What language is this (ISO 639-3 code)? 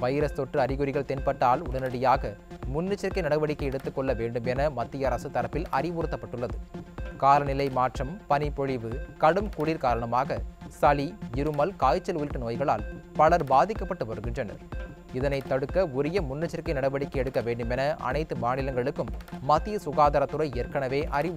ron